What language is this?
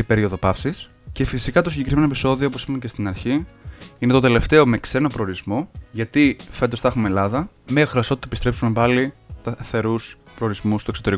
Greek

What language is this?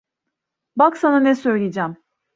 Turkish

